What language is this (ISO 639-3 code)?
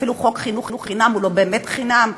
heb